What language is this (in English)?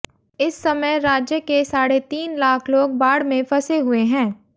Hindi